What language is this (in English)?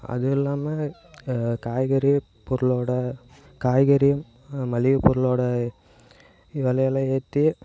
Tamil